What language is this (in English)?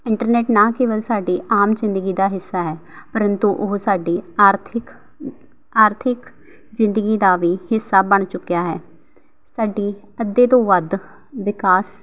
Punjabi